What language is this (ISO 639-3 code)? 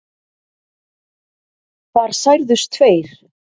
isl